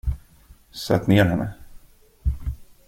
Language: Swedish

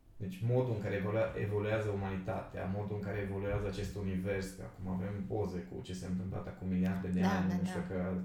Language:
Romanian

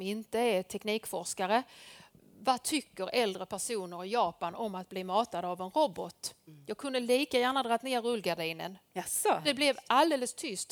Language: Swedish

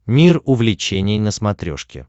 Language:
Russian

